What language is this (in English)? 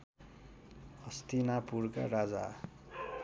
Nepali